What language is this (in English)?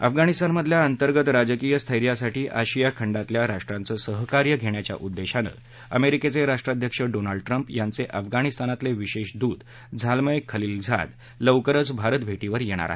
Marathi